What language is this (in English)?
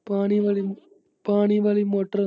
Punjabi